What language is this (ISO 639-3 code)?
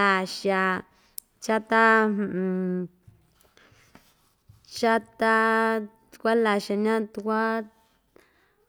vmj